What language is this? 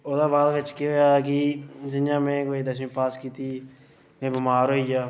Dogri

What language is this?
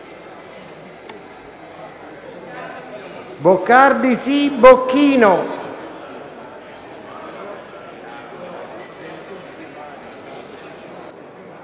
Italian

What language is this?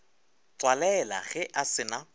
Northern Sotho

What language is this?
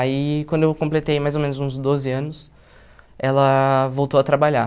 Portuguese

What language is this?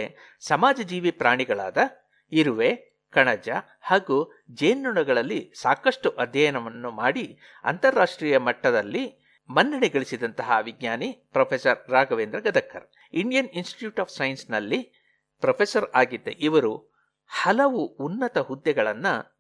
Kannada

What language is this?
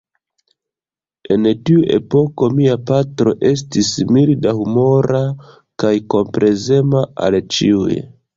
Esperanto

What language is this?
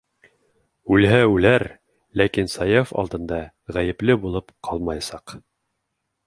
Bashkir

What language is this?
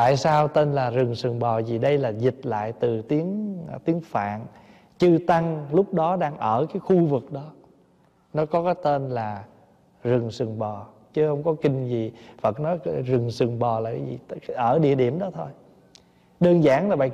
Vietnamese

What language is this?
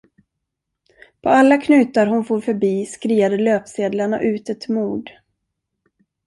Swedish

